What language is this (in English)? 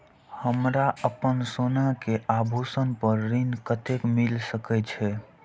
Maithili